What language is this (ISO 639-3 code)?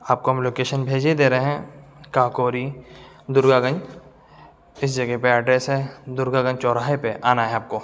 urd